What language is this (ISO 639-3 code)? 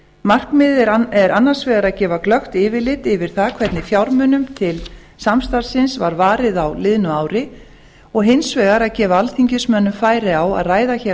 isl